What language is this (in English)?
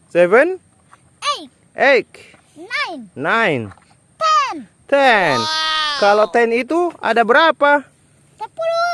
Indonesian